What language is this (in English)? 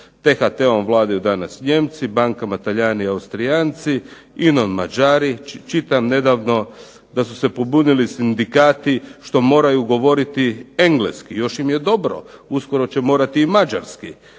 Croatian